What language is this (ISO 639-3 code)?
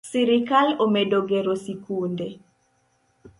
luo